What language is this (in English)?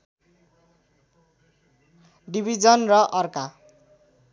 Nepali